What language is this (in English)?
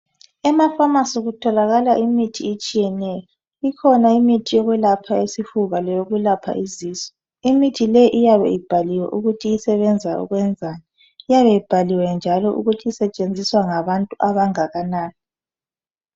North Ndebele